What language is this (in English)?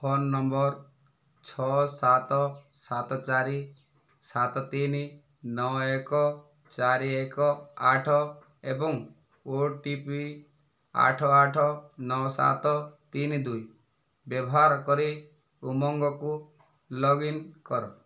Odia